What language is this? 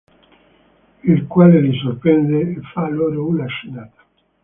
Italian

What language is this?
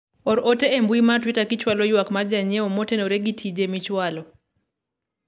Luo (Kenya and Tanzania)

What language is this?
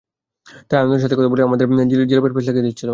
Bangla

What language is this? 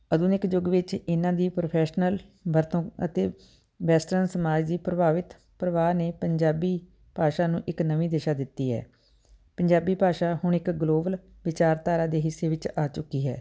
Punjabi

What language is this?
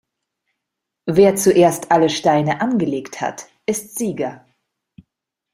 German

